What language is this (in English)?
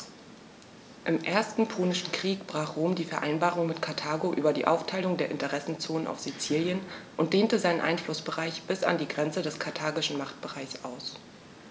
German